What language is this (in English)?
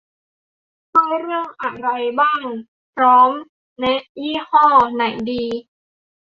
Thai